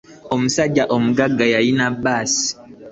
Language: Ganda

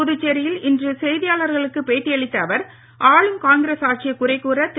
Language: Tamil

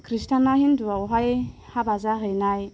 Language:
Bodo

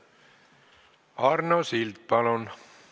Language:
Estonian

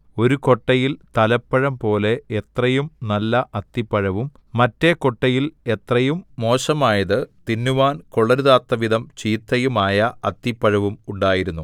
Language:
Malayalam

